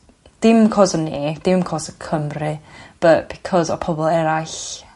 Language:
Welsh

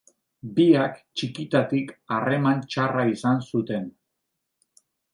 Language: Basque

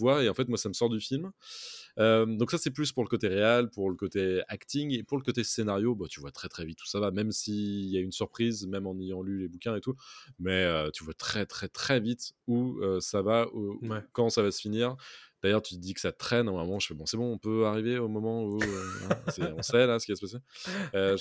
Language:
French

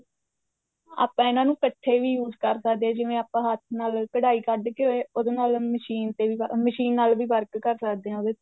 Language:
Punjabi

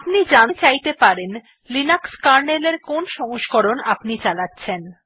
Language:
Bangla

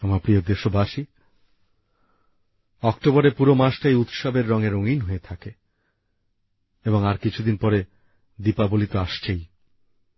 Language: Bangla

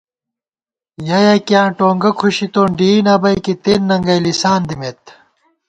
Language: Gawar-Bati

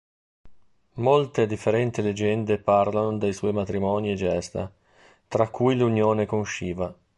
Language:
Italian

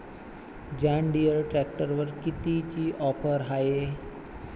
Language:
Marathi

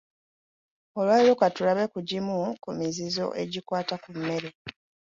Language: Ganda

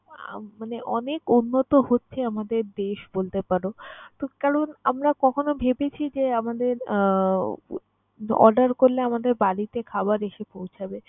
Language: Bangla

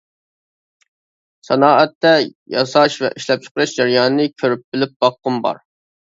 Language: Uyghur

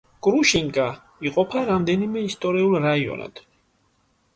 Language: Georgian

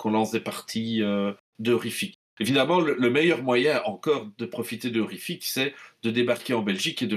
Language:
French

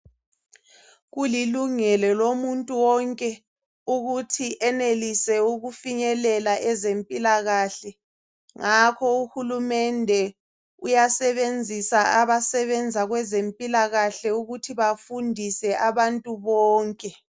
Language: North Ndebele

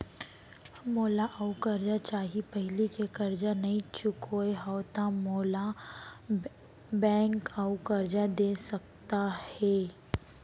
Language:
Chhattisgarhi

